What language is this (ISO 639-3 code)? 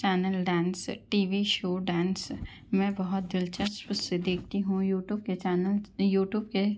urd